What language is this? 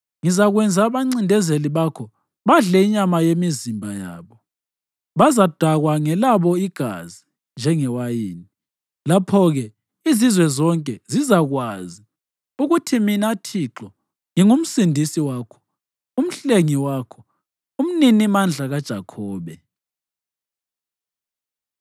North Ndebele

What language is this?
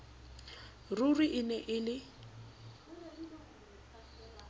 Southern Sotho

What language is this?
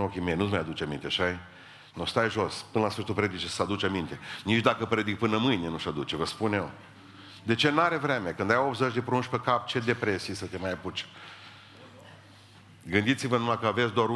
Romanian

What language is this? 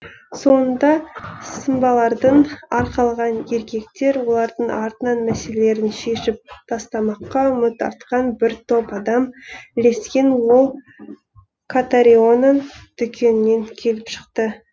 Kazakh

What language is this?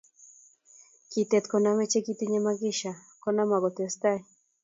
Kalenjin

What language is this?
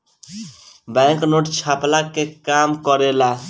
Bhojpuri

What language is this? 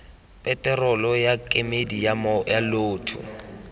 Tswana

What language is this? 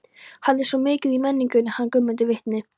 Icelandic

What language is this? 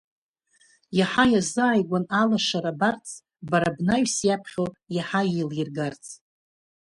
Abkhazian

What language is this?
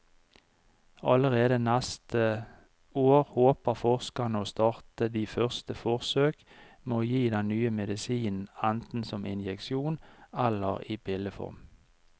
Norwegian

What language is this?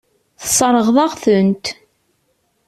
Kabyle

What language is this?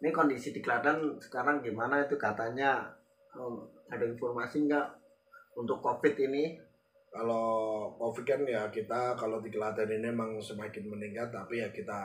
Indonesian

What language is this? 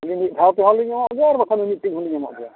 Santali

